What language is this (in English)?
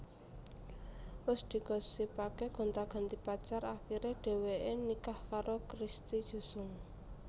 Javanese